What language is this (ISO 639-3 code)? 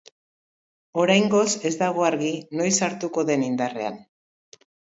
eus